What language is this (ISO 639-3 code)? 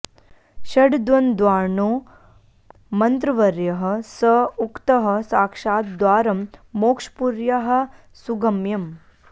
san